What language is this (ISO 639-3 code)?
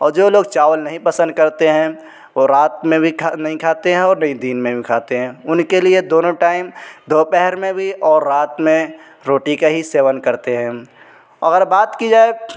urd